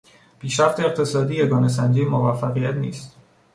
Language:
Persian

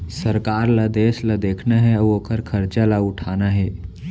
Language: Chhattisgarhi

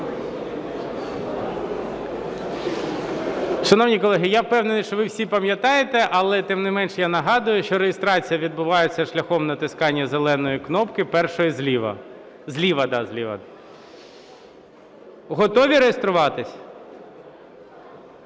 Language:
Ukrainian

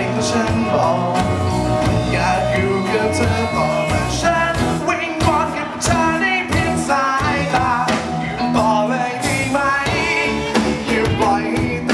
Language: Czech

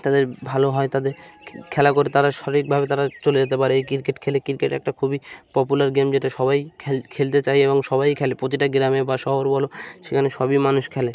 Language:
Bangla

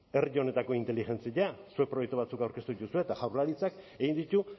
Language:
Basque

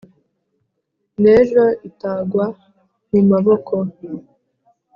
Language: Kinyarwanda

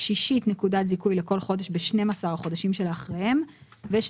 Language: Hebrew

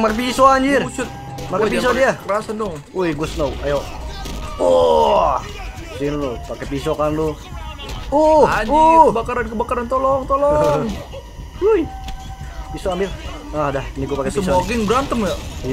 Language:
Indonesian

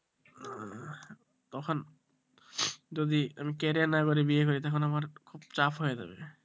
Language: Bangla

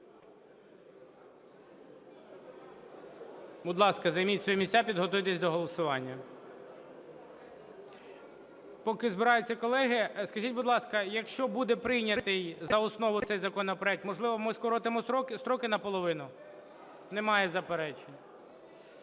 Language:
Ukrainian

